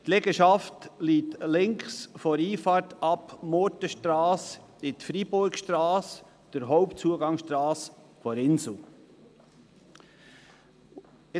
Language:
Swiss German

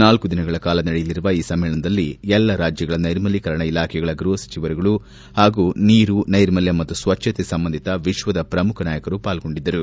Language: Kannada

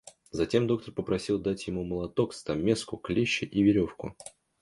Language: Russian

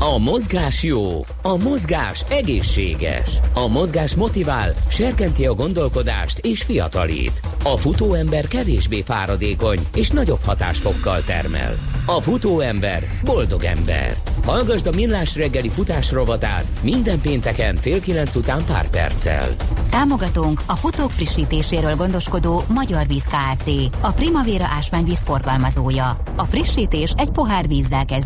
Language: Hungarian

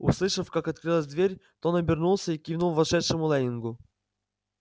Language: Russian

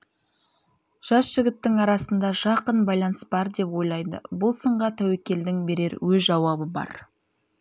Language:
Kazakh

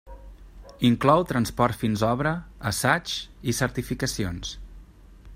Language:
Catalan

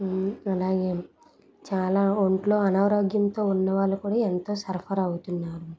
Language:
Telugu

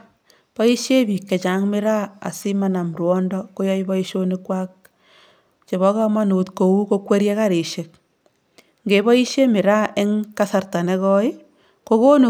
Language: Kalenjin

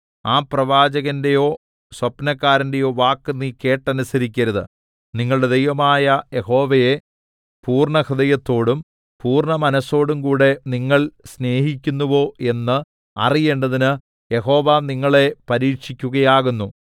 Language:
Malayalam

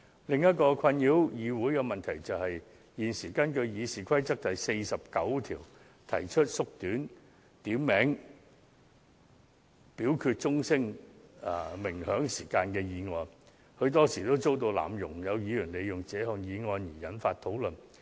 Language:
Cantonese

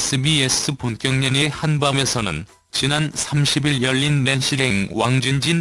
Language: Korean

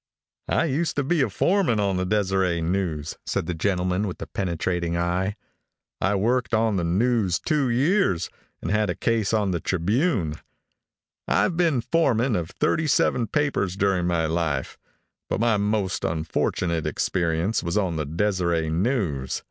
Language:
English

